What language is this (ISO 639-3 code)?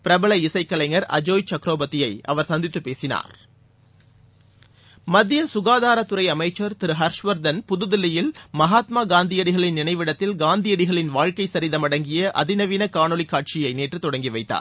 tam